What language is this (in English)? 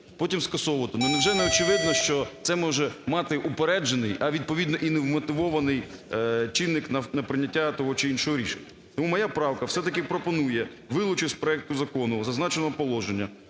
Ukrainian